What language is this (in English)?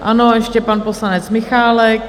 Czech